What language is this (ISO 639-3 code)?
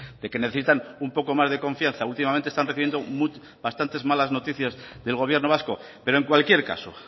spa